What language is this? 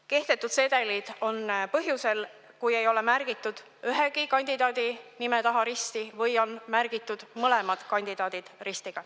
Estonian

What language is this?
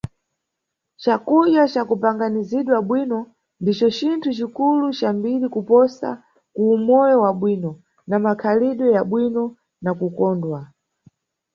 Nyungwe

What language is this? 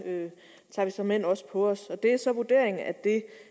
Danish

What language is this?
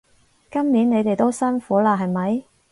Cantonese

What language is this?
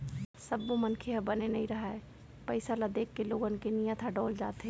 Chhattisgarhi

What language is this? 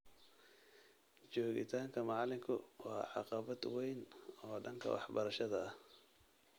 Somali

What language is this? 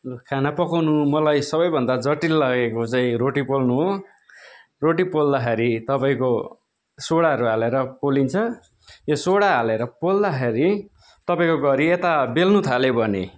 Nepali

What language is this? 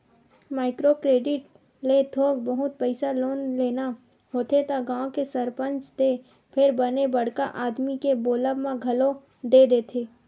Chhattisgarhi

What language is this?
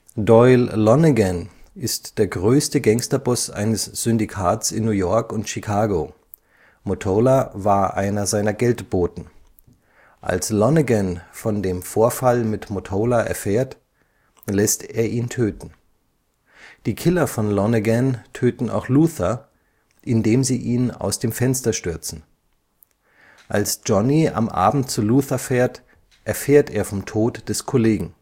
German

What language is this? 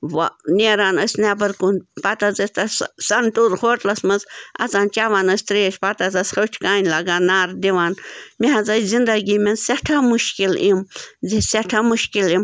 Kashmiri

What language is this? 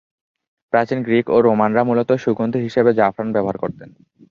Bangla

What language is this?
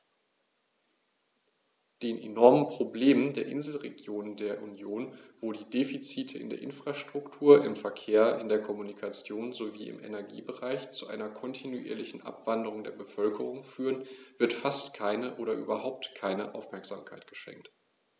German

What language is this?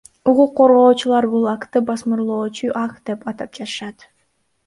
Kyrgyz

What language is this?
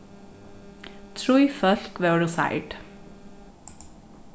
Faroese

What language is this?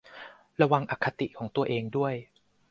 Thai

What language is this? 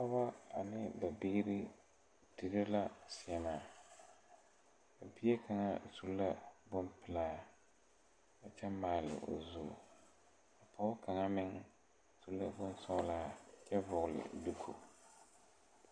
Southern Dagaare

